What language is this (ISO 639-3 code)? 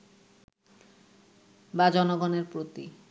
ben